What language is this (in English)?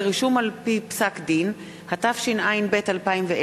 Hebrew